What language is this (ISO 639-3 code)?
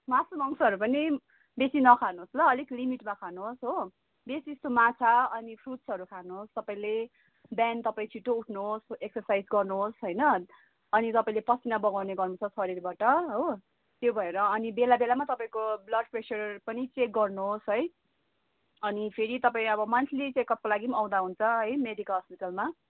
nep